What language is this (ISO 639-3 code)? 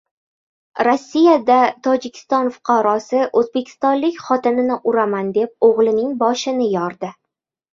uzb